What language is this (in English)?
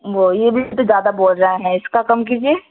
Urdu